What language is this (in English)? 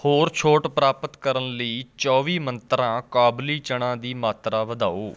Punjabi